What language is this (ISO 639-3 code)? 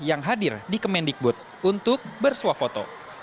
ind